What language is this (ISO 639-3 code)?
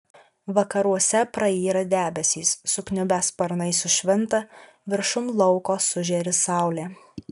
lit